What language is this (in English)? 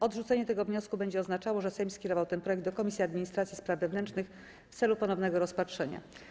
Polish